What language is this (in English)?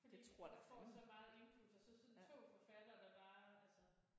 Danish